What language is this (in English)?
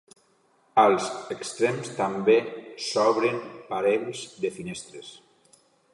Catalan